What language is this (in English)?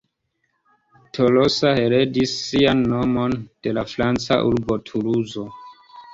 Esperanto